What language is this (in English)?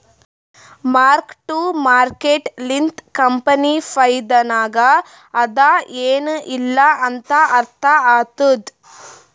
Kannada